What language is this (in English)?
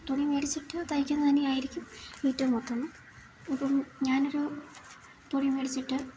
Malayalam